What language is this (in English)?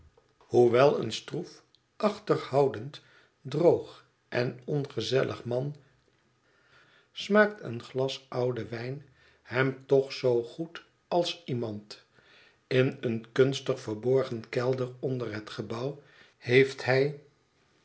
Dutch